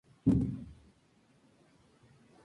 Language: Spanish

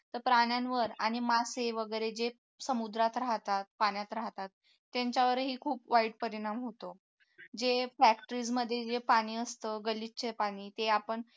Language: Marathi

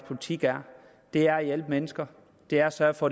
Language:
Danish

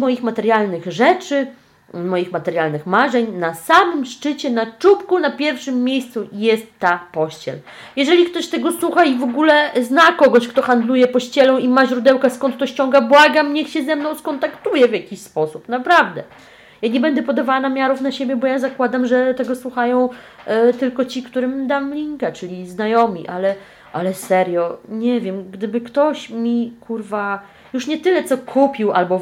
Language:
Polish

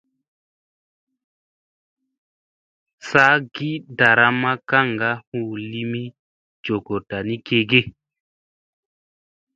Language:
Musey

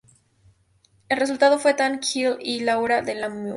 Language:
Spanish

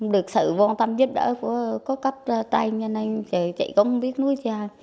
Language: Vietnamese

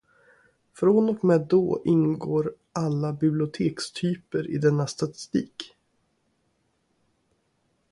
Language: Swedish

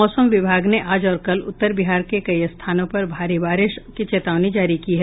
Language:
Hindi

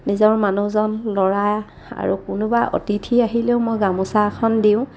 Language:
Assamese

